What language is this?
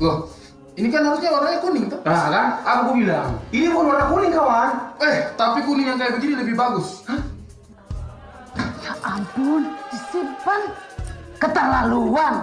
Indonesian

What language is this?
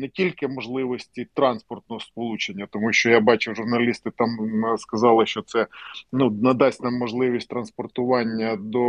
Ukrainian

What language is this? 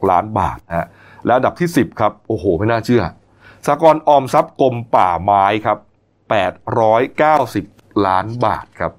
Thai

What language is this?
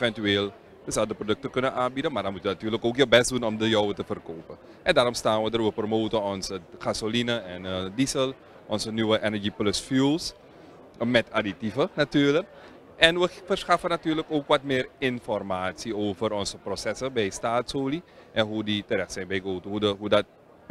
Dutch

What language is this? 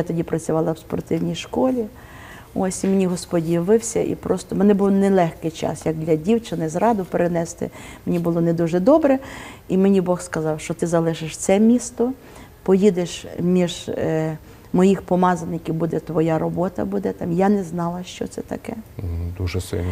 Ukrainian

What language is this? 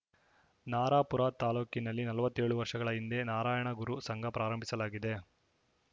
Kannada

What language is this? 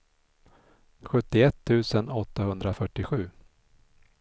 Swedish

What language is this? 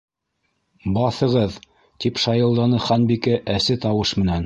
Bashkir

